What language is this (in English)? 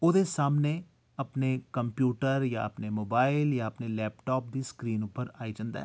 Dogri